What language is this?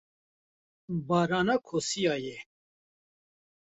Kurdish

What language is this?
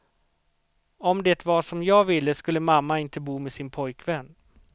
Swedish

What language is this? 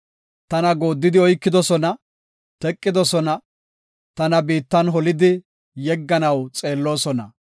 Gofa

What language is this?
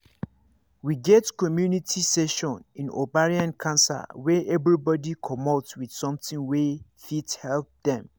Nigerian Pidgin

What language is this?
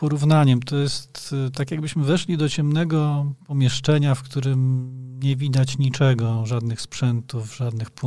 Polish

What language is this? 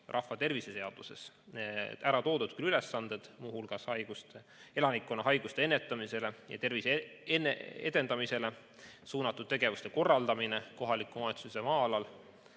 Estonian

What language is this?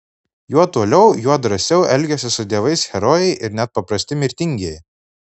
Lithuanian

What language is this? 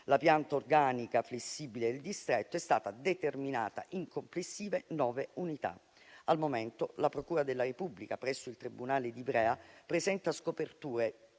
Italian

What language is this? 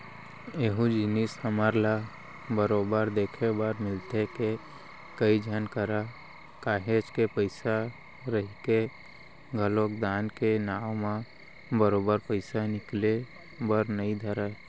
Chhattisgarhi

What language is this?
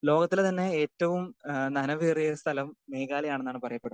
Malayalam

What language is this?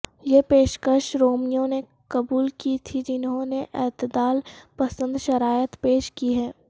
Urdu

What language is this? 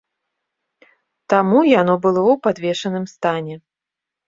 Belarusian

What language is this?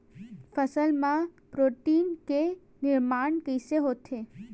Chhattisgarhi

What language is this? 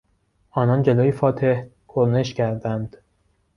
Persian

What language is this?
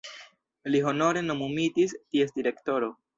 Esperanto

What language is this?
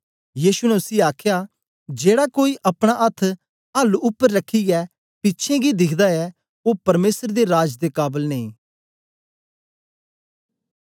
Dogri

